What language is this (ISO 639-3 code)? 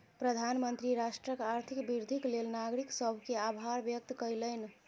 mai